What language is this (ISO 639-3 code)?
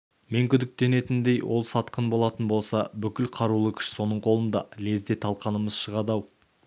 kaz